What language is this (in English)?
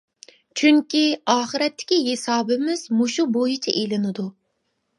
Uyghur